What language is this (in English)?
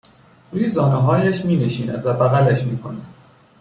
Persian